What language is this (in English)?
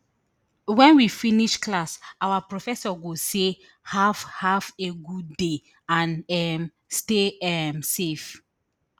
Nigerian Pidgin